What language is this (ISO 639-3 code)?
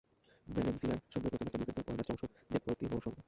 ben